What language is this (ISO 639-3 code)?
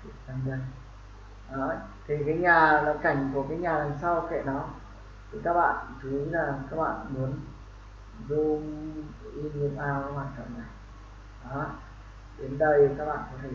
vie